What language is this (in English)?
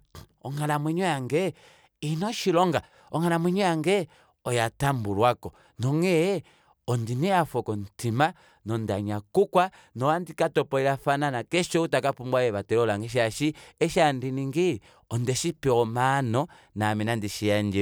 Kuanyama